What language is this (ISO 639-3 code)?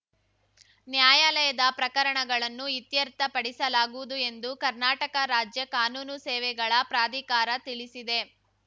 kan